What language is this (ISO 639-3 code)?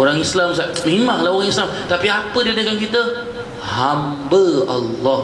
msa